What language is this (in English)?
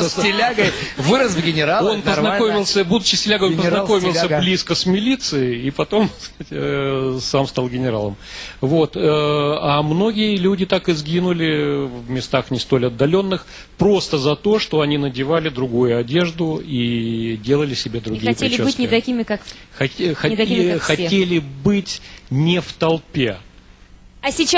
Russian